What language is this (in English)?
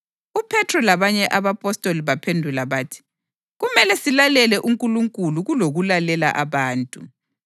North Ndebele